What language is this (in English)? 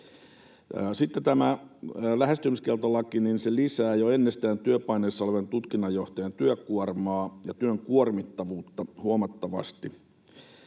Finnish